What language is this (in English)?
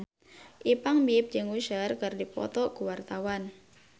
Sundanese